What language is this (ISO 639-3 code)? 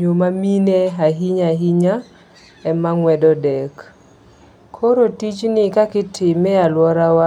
luo